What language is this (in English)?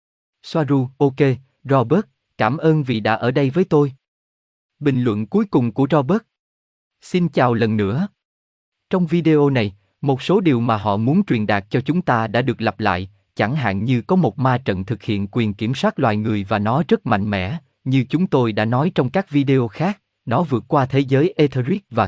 Vietnamese